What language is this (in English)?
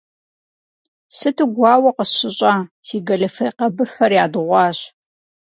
Kabardian